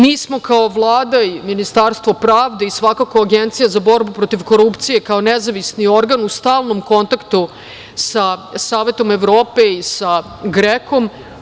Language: Serbian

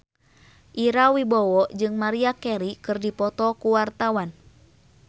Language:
Sundanese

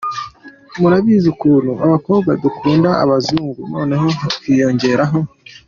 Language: Kinyarwanda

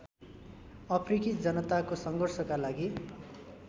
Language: Nepali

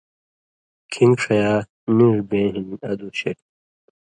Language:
Indus Kohistani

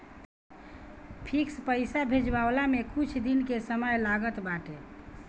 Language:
Bhojpuri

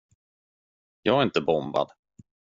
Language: Swedish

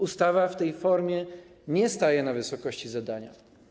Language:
Polish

